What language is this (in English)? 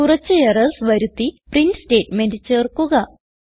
Malayalam